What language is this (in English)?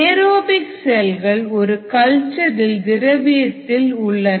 Tamil